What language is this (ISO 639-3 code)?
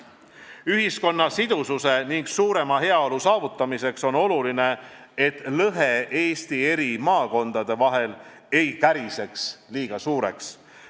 est